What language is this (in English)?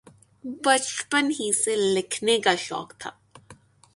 Urdu